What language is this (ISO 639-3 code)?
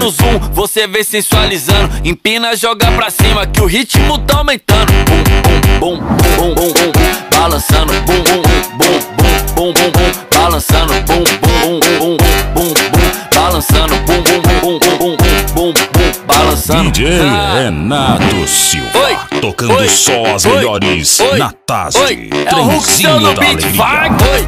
por